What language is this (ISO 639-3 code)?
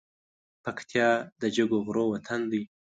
pus